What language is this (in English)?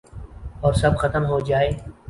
Urdu